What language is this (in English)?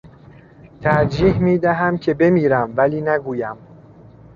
Persian